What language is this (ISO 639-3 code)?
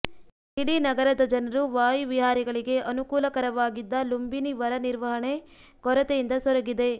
kan